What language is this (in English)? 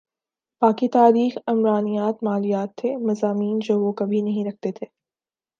Urdu